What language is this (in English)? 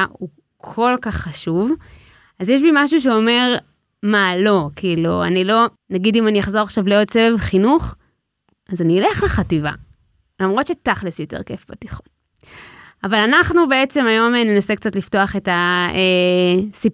Hebrew